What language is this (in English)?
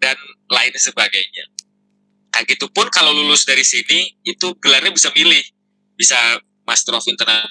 Indonesian